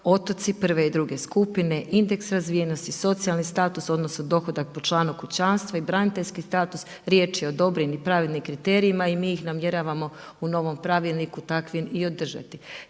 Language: Croatian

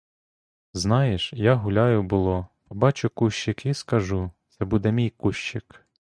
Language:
Ukrainian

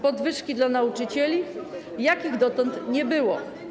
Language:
Polish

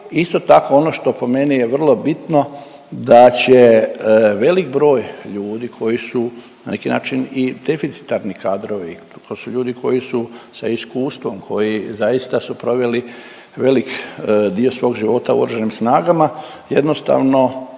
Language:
Croatian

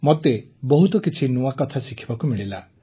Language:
Odia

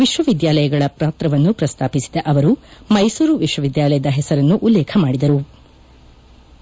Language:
Kannada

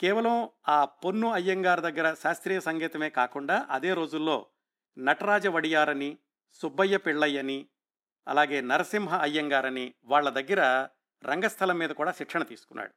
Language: Telugu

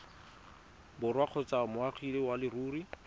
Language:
Tswana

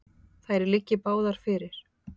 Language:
Icelandic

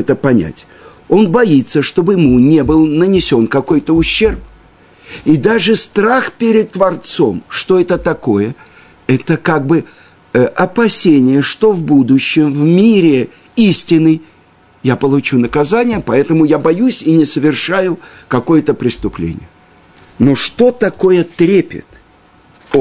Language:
Russian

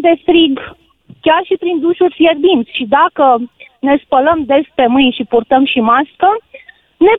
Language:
Romanian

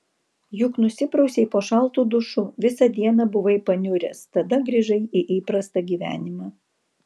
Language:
Lithuanian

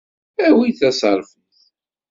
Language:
Kabyle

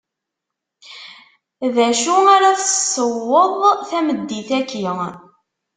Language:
Kabyle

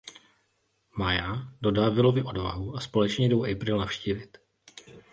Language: Czech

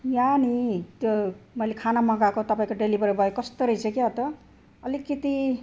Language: Nepali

